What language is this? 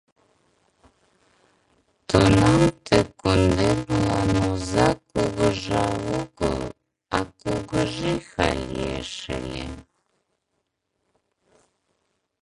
Mari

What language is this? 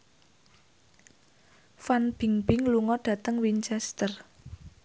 Javanese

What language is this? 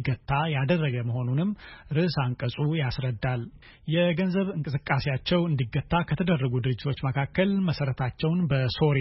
Amharic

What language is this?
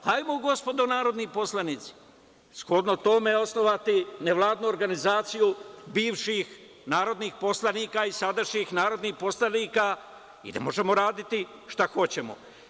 Serbian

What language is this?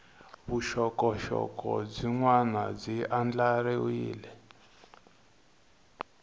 Tsonga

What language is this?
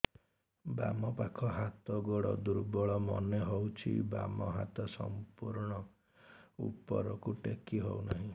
Odia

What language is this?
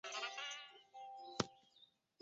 Chinese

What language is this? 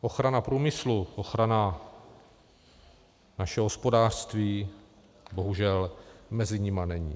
Czech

